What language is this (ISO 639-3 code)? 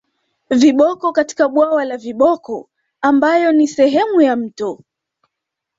swa